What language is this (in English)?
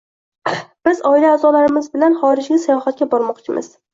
Uzbek